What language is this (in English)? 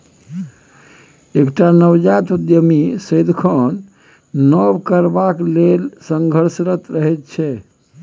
Maithili